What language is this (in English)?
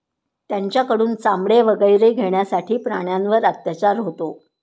Marathi